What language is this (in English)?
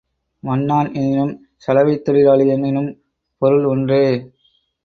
Tamil